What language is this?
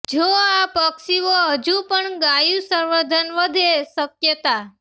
Gujarati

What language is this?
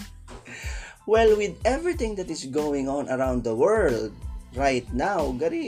Filipino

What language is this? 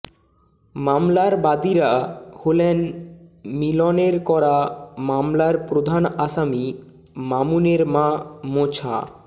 Bangla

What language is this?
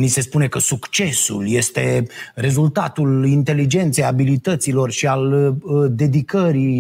Romanian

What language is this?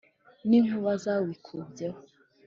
Kinyarwanda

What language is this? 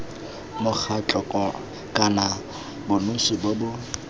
Tswana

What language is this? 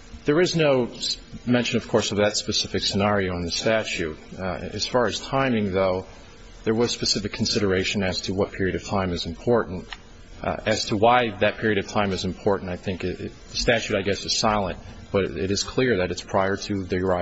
English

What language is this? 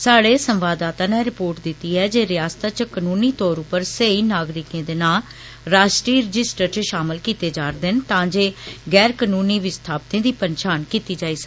Dogri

